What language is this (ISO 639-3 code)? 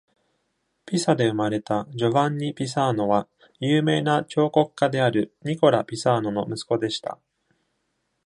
jpn